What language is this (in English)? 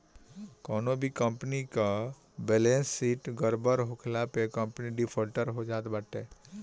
Bhojpuri